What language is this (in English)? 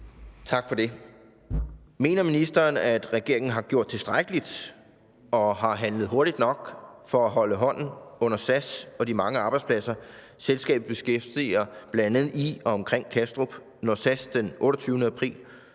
Danish